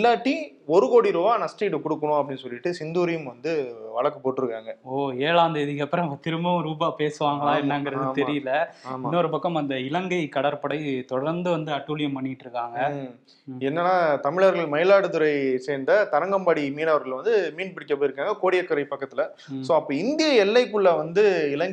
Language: Tamil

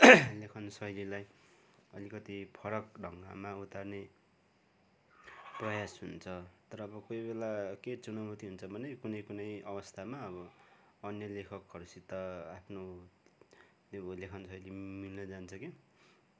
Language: Nepali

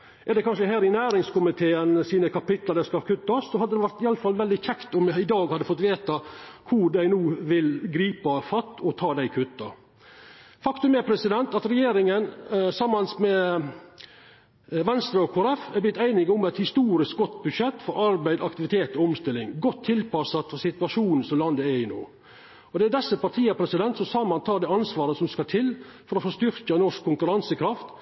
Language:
Norwegian Nynorsk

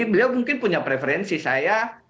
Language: Indonesian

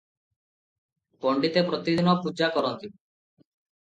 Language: Odia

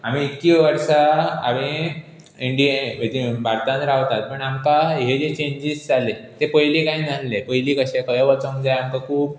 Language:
Konkani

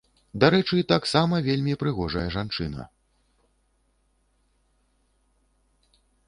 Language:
Belarusian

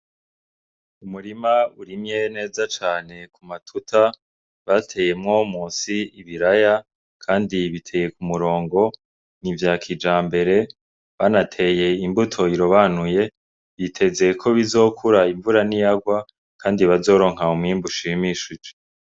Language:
Rundi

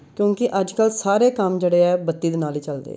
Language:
Punjabi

